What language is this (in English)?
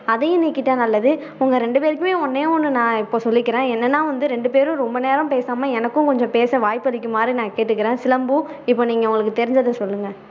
Tamil